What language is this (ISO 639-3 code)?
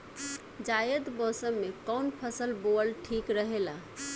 bho